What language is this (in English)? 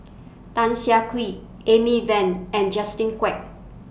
English